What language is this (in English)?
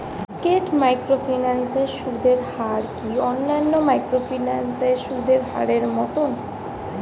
Bangla